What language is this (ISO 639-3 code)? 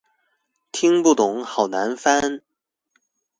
zho